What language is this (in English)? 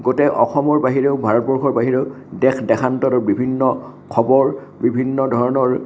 Assamese